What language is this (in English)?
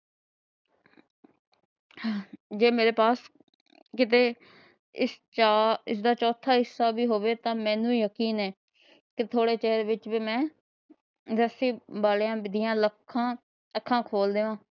Punjabi